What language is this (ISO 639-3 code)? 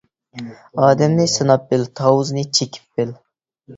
uig